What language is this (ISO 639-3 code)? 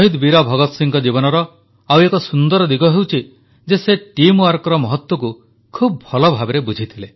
ori